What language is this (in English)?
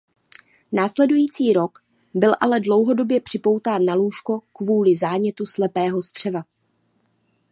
Czech